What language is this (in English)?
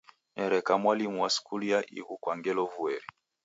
Taita